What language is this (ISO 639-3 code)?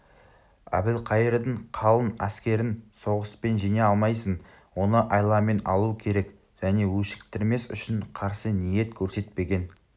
kaz